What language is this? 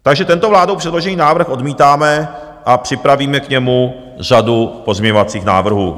Czech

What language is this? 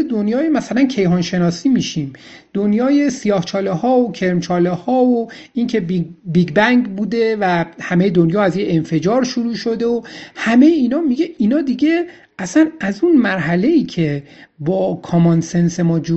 Persian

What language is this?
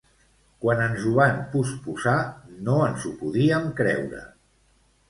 Catalan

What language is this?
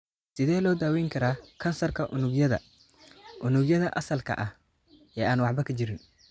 Somali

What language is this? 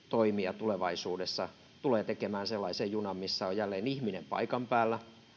Finnish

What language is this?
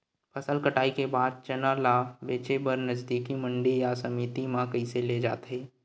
Chhattisgarhi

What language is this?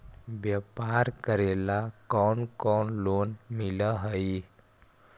Magahi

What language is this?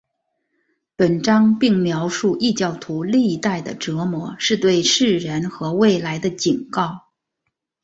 Chinese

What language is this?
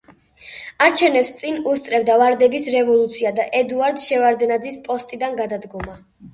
Georgian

